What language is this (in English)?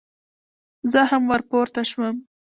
Pashto